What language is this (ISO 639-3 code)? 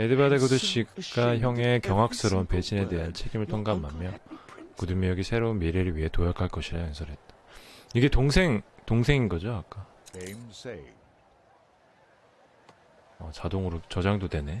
kor